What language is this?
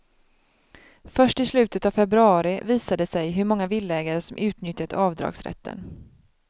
Swedish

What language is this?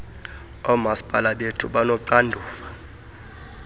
Xhosa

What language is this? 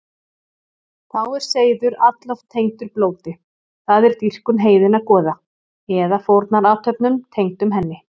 Icelandic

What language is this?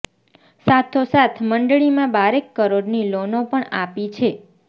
Gujarati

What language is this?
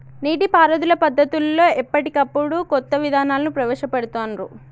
Telugu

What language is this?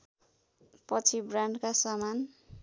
Nepali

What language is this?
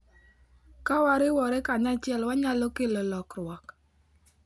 Luo (Kenya and Tanzania)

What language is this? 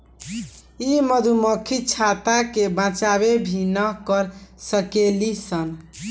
Bhojpuri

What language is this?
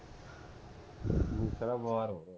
Punjabi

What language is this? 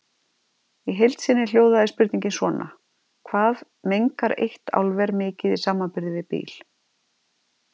Icelandic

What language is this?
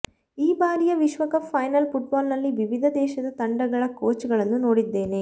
Kannada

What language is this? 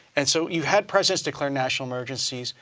English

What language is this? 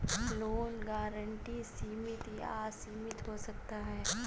Hindi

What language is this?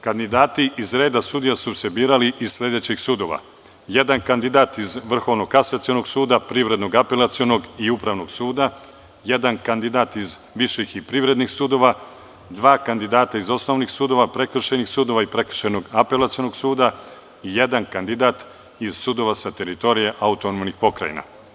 Serbian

